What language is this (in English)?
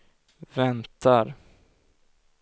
Swedish